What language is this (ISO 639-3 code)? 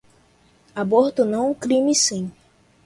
por